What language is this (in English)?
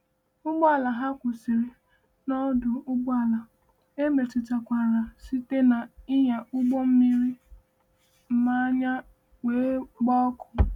Igbo